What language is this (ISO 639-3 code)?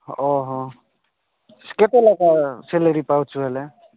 ori